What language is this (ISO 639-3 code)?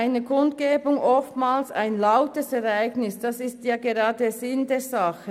gsw